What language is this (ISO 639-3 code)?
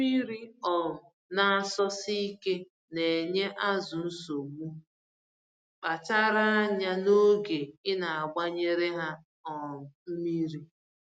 ibo